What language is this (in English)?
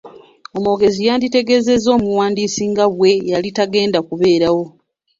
Ganda